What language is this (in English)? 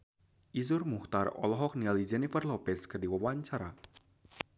Sundanese